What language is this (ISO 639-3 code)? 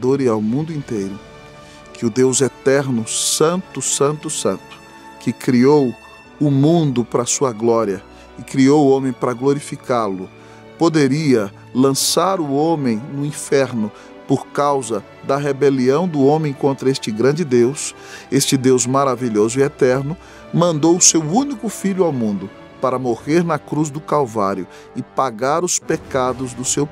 por